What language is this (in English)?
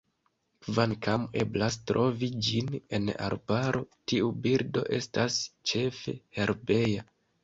Esperanto